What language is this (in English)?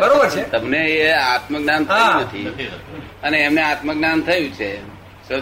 Gujarati